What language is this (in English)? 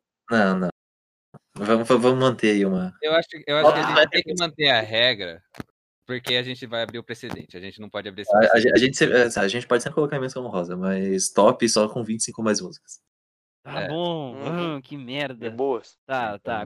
Portuguese